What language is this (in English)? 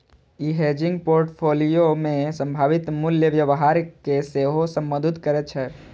Maithili